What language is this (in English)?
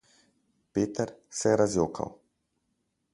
Slovenian